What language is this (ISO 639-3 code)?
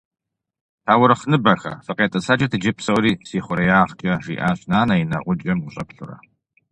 kbd